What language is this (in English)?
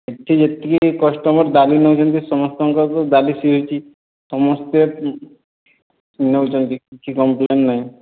Odia